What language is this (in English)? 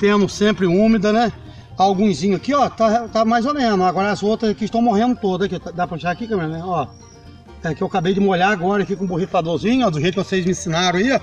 Portuguese